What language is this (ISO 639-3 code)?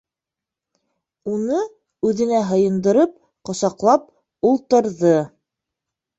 bak